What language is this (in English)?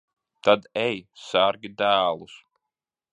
Latvian